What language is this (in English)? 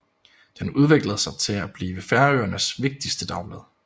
Danish